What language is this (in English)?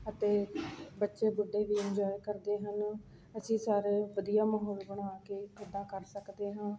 Punjabi